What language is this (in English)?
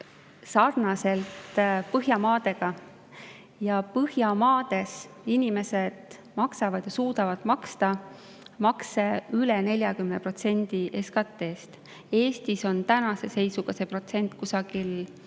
Estonian